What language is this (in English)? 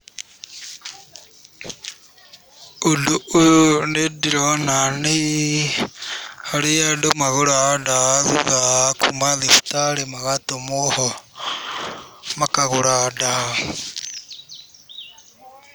Kikuyu